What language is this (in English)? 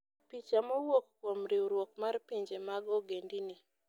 Luo (Kenya and Tanzania)